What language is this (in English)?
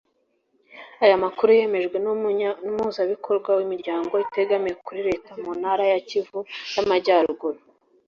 Kinyarwanda